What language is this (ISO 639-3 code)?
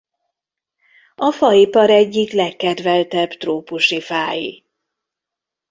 hun